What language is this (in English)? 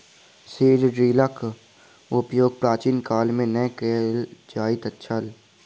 Maithili